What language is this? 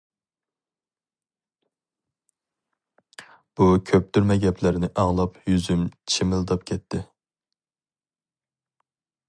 Uyghur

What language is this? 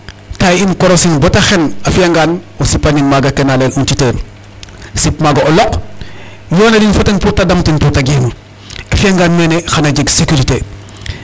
Serer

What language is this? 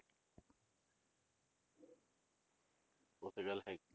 Punjabi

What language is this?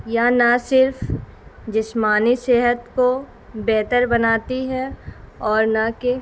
Urdu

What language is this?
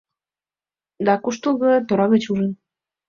Mari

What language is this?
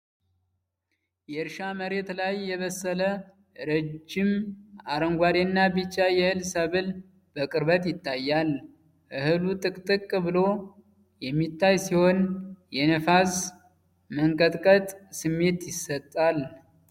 Amharic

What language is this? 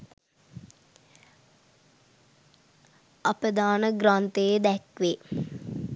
Sinhala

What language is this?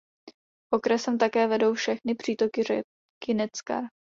Czech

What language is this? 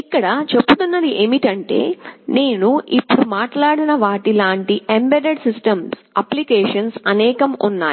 Telugu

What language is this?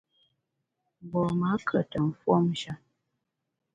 Bamun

